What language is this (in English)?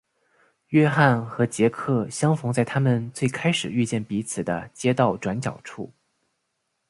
Chinese